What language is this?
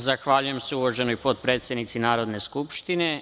Serbian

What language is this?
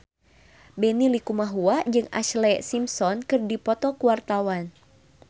Sundanese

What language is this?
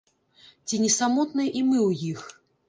Belarusian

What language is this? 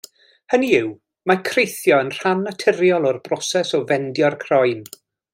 Welsh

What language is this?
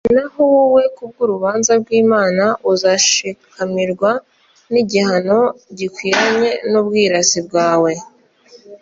Kinyarwanda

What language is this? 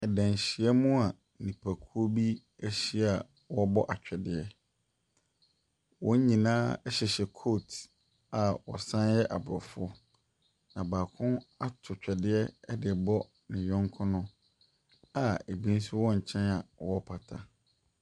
Akan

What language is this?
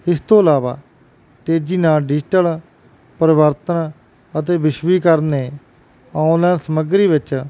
Punjabi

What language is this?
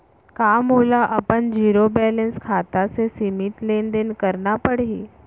Chhattisgarhi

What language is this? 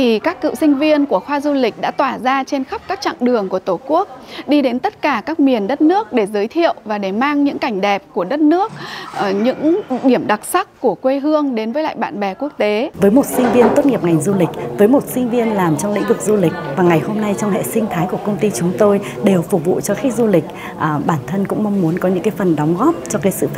Vietnamese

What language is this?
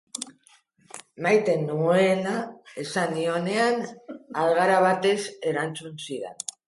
Basque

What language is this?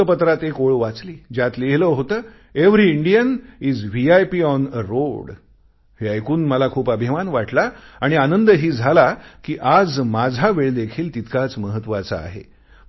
Marathi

